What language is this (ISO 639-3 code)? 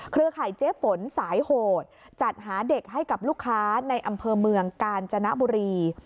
tha